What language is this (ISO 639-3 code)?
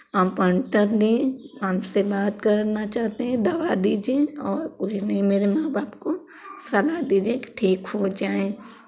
hin